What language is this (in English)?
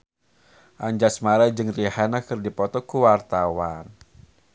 Sundanese